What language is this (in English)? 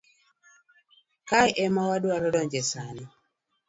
Luo (Kenya and Tanzania)